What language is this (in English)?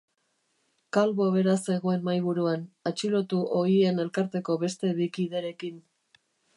Basque